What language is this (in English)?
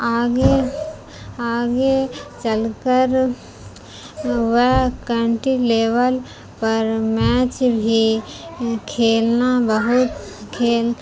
Urdu